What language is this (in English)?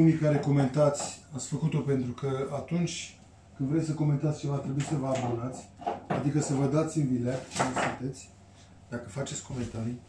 Romanian